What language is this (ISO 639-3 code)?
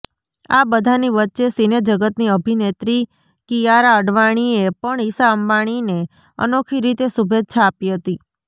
guj